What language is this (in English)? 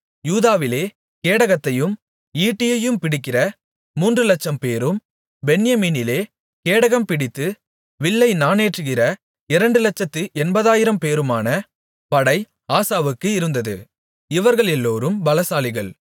Tamil